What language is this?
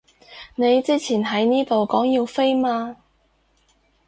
Cantonese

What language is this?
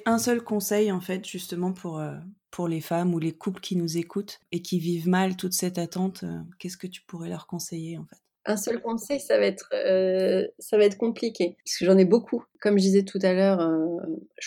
French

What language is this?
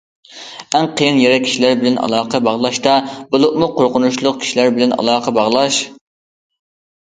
Uyghur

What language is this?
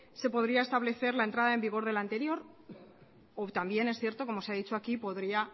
Spanish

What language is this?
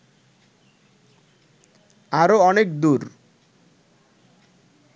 Bangla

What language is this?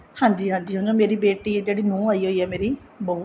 Punjabi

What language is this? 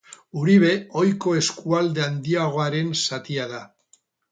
Basque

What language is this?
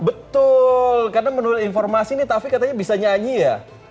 Indonesian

